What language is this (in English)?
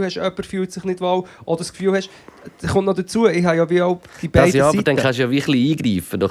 German